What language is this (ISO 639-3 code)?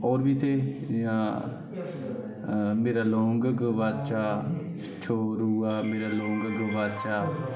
doi